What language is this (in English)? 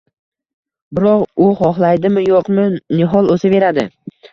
Uzbek